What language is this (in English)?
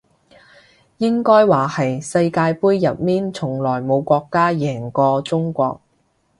Cantonese